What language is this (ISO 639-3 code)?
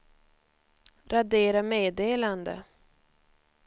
swe